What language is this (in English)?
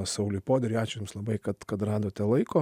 Lithuanian